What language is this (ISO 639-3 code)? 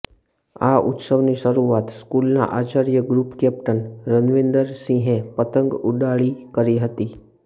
guj